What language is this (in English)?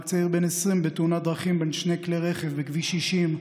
Hebrew